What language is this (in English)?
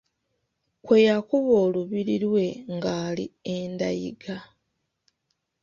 Ganda